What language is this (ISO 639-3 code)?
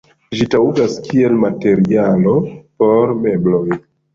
epo